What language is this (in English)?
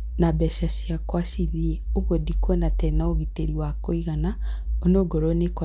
Kikuyu